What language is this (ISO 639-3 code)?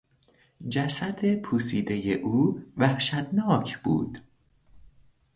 fas